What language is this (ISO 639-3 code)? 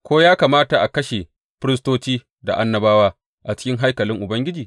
hau